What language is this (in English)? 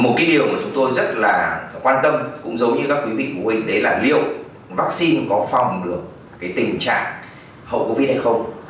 Vietnamese